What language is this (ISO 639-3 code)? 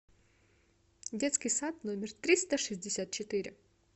rus